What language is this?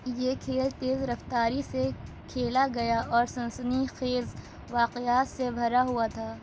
Urdu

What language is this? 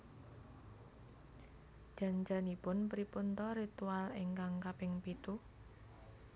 Javanese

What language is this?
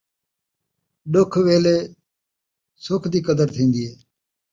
Saraiki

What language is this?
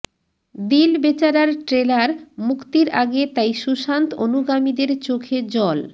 Bangla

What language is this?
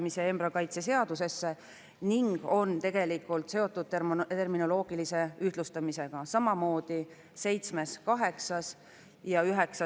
Estonian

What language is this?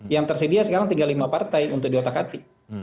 Indonesian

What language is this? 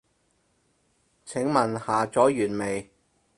Cantonese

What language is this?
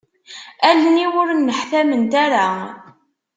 Kabyle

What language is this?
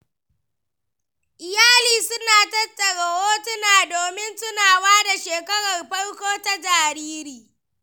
Hausa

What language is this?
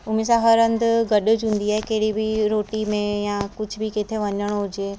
Sindhi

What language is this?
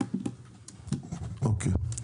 Hebrew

